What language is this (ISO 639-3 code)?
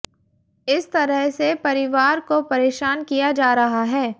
hin